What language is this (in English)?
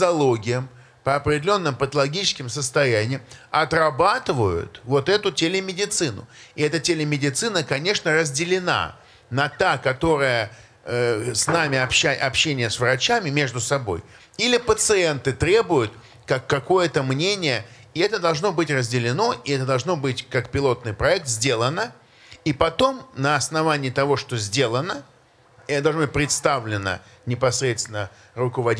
Russian